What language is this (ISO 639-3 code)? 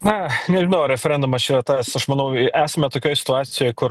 lit